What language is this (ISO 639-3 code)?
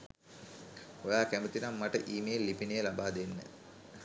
sin